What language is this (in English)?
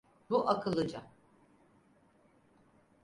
Turkish